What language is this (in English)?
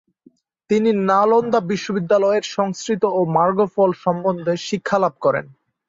Bangla